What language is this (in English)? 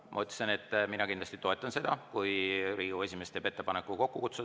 Estonian